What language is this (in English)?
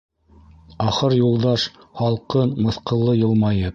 Bashkir